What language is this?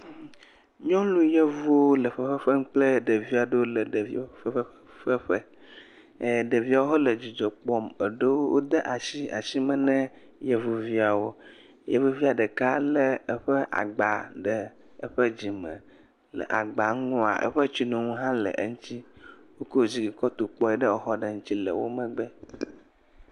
Ewe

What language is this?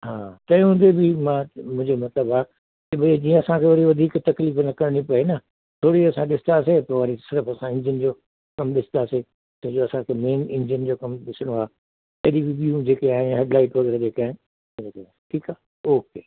Sindhi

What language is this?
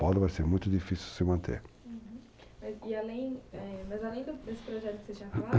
Portuguese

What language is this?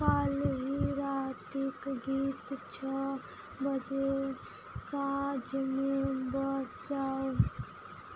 Maithili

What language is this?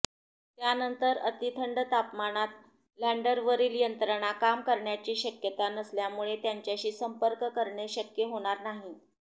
Marathi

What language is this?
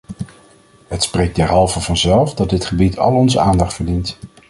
Dutch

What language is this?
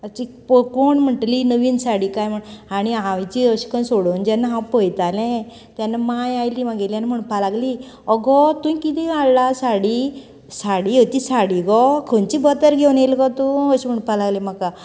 Konkani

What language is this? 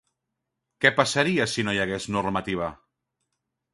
Catalan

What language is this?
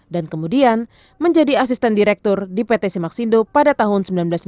Indonesian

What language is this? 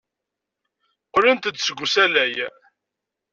Kabyle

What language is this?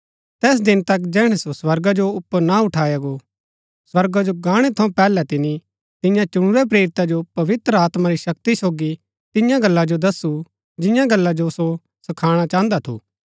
Gaddi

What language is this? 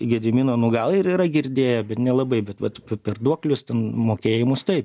Lithuanian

